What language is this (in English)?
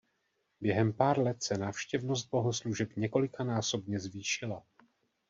Czech